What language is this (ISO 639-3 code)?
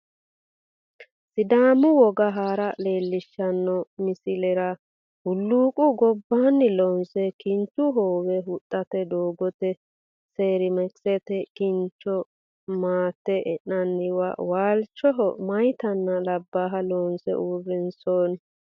sid